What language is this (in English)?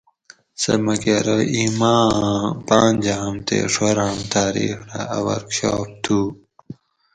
Gawri